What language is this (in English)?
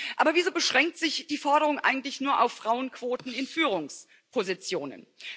German